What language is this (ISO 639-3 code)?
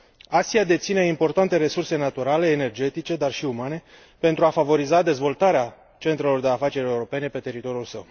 ron